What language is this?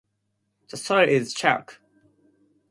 English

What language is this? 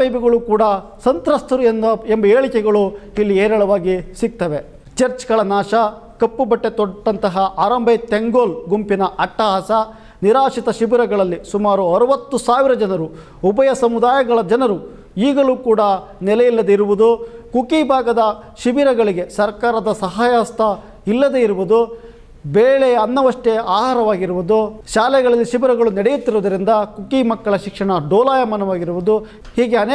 Kannada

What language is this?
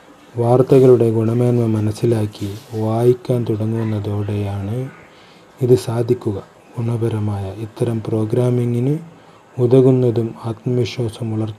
Malayalam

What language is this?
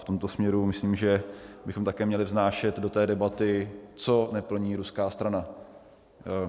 Czech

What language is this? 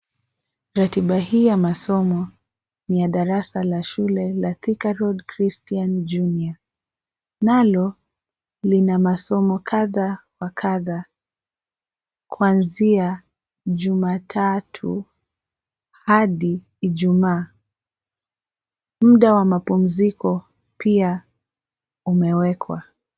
Swahili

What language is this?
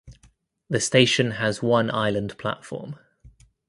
English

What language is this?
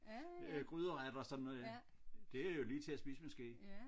Danish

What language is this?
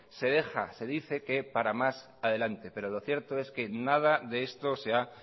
Spanish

